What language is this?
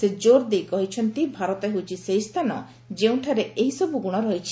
Odia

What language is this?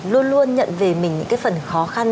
Vietnamese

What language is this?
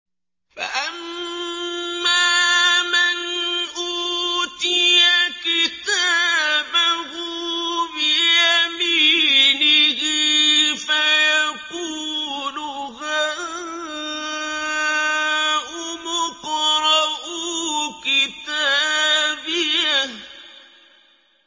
Arabic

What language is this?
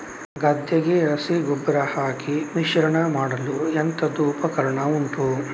Kannada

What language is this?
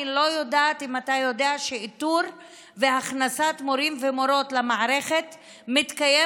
Hebrew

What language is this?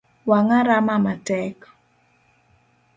Luo (Kenya and Tanzania)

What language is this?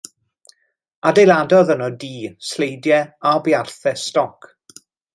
Welsh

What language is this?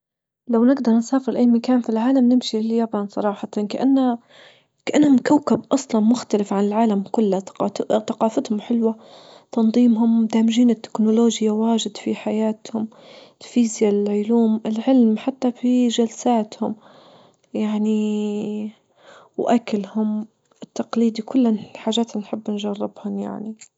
Libyan Arabic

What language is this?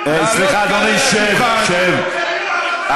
Hebrew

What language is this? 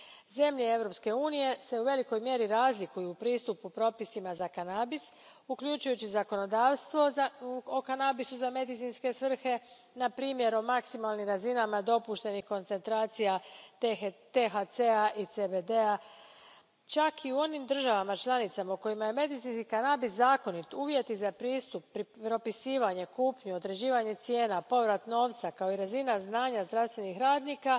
Croatian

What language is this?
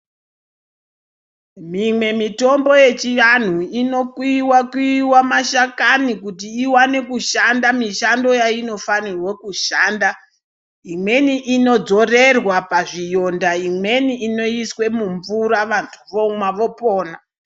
Ndau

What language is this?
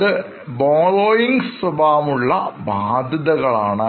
Malayalam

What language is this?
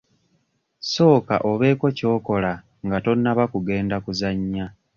Ganda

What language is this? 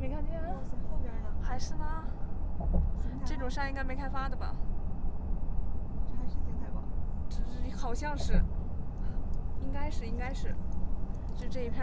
Chinese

